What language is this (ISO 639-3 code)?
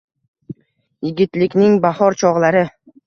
uzb